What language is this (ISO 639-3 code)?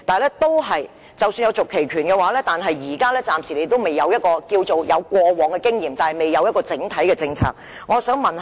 yue